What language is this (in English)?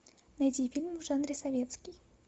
Russian